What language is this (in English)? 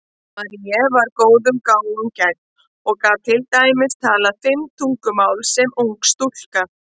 Icelandic